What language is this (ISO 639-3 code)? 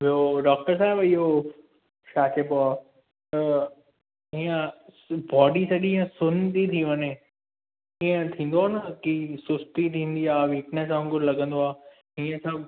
snd